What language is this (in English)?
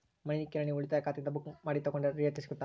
Kannada